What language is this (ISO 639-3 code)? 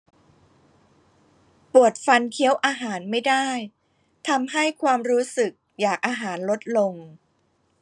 tha